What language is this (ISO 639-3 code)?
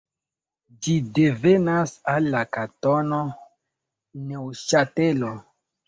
epo